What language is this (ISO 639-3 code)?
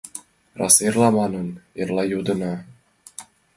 chm